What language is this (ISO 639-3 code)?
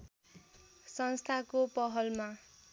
nep